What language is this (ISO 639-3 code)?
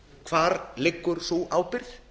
isl